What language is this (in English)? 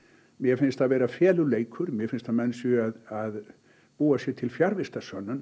Icelandic